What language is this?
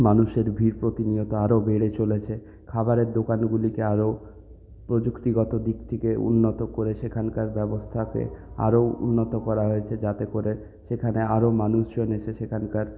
Bangla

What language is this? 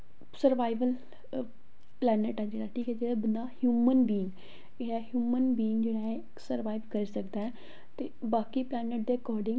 Dogri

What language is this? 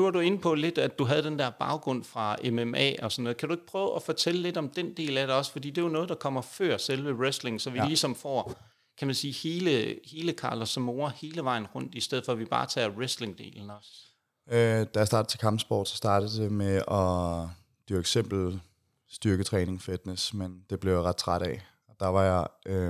Danish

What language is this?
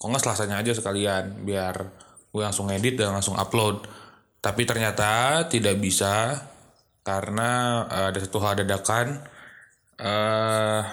Indonesian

